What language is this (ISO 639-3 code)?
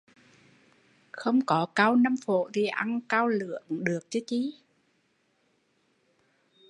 vie